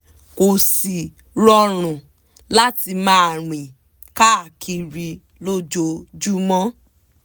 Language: Yoruba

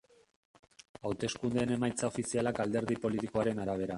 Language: Basque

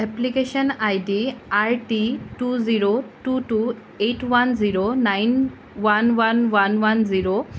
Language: Assamese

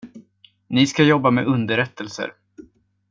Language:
Swedish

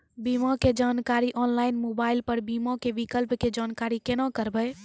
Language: Maithili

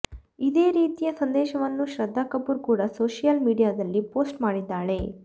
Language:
Kannada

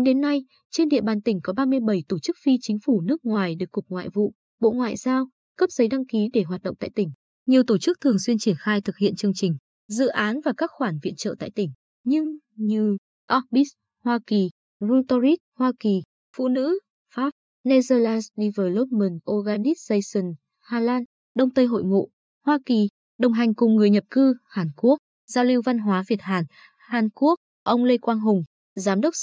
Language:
Vietnamese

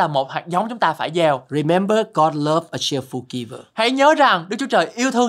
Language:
Vietnamese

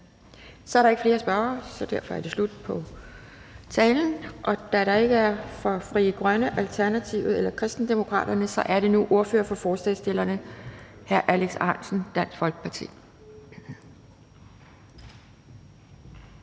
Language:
Danish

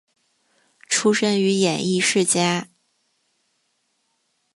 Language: Chinese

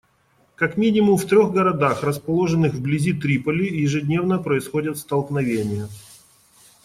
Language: Russian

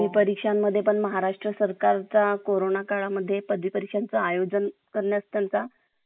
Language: Marathi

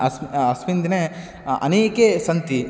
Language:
Sanskrit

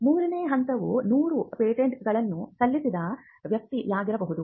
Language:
Kannada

